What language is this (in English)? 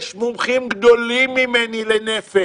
Hebrew